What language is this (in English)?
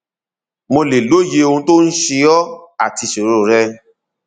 Yoruba